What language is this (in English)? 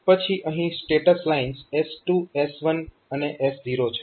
Gujarati